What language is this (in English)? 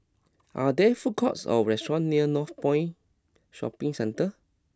English